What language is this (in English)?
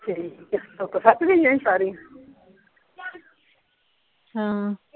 Punjabi